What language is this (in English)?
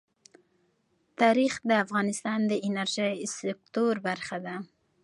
Pashto